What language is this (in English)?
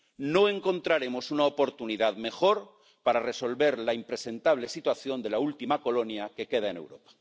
Spanish